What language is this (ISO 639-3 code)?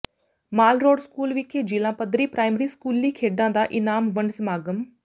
pan